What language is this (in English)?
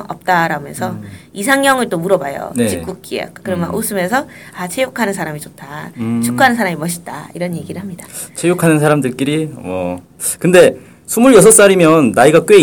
Korean